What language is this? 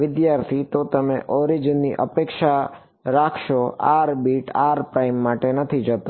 Gujarati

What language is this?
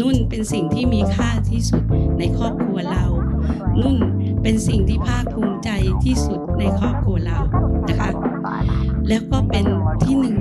Thai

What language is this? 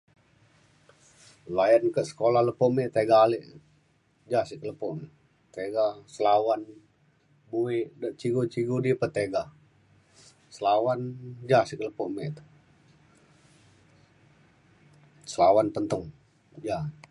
Mainstream Kenyah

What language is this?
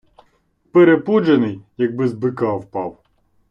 Ukrainian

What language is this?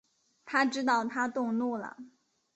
Chinese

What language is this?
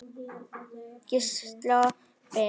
Icelandic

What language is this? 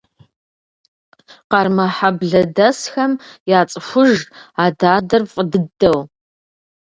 Kabardian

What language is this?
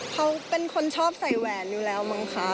Thai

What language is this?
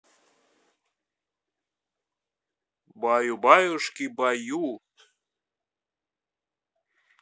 Russian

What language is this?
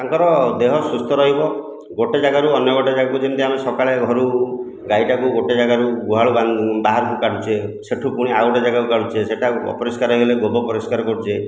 Odia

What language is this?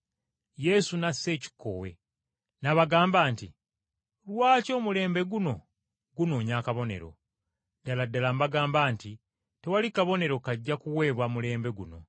Ganda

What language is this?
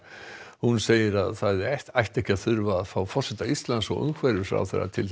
Icelandic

